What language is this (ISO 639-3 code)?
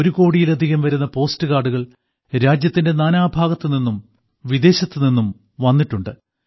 mal